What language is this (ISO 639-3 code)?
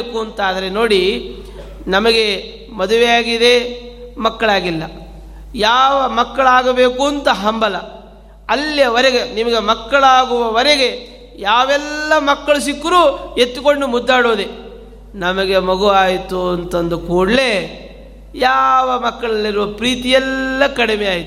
kan